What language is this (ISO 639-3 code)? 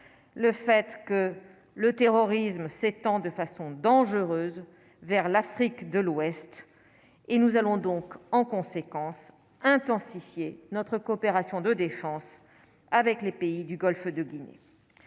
fra